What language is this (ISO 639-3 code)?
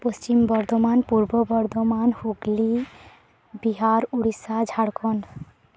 sat